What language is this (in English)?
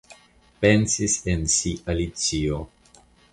Esperanto